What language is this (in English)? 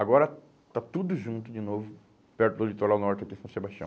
Portuguese